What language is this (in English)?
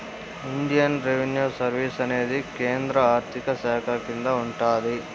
Telugu